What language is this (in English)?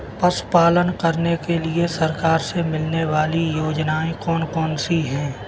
Hindi